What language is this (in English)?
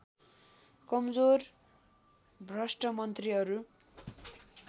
Nepali